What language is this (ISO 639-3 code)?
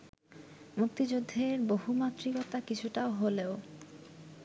ben